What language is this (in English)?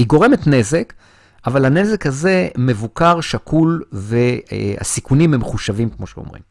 Hebrew